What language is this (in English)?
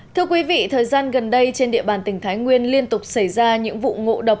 Vietnamese